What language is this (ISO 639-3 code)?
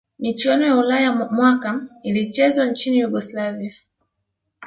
swa